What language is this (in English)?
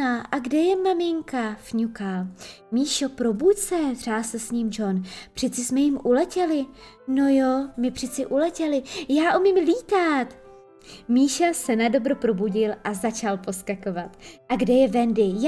Czech